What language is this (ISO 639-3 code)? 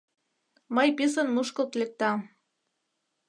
chm